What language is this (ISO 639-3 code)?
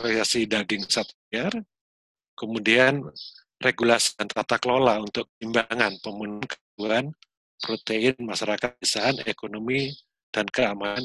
ind